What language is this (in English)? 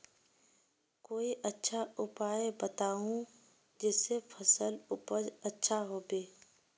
Magahi